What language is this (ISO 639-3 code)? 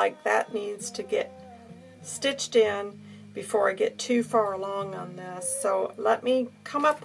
eng